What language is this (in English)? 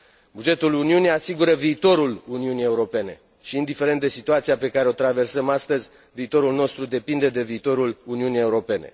Romanian